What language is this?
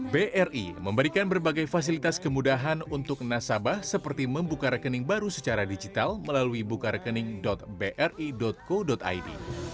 Indonesian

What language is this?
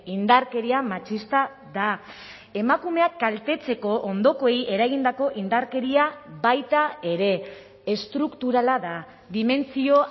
Basque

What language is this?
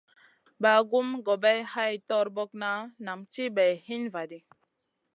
Masana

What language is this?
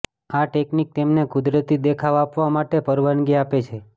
Gujarati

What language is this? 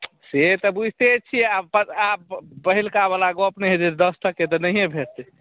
Maithili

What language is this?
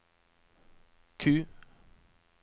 Norwegian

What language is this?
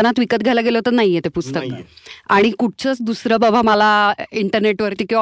Marathi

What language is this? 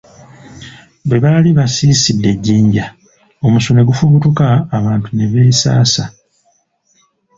Ganda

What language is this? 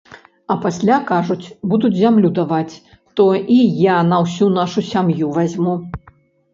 Belarusian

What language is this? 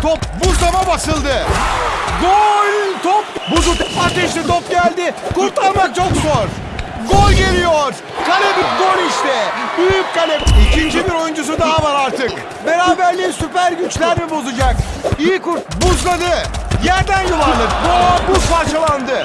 Turkish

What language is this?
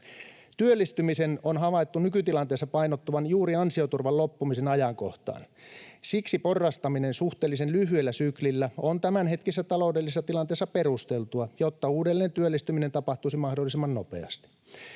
Finnish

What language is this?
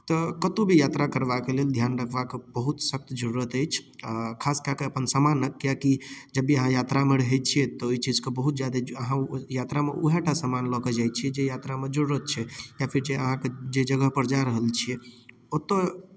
Maithili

